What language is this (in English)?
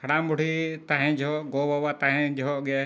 Santali